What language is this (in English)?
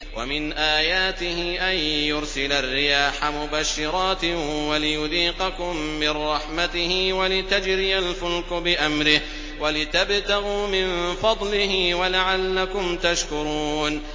Arabic